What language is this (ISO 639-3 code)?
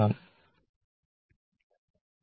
mal